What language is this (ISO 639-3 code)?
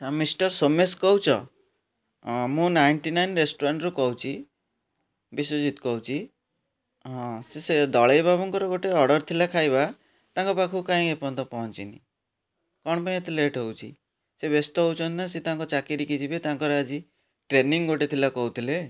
ori